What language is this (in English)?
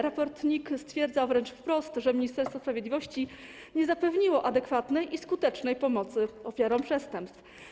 Polish